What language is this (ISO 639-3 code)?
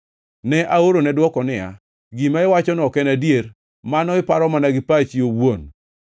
luo